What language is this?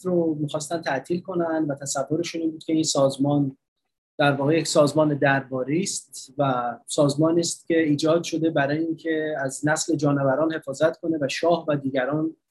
Persian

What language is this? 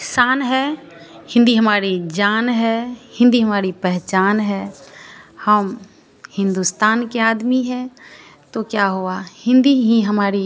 Hindi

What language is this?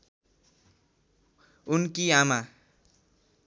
Nepali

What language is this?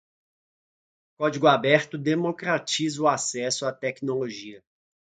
Portuguese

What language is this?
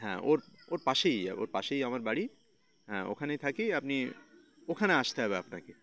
Bangla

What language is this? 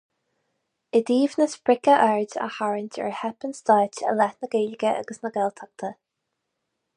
Irish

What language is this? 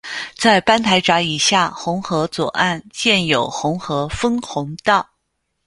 Chinese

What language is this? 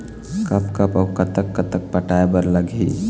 Chhattisgarhi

